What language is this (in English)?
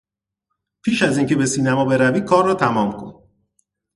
Persian